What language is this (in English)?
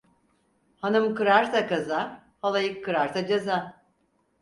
Turkish